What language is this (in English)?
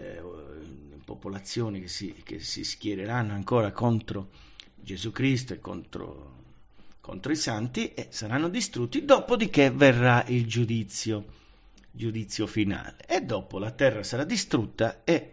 Italian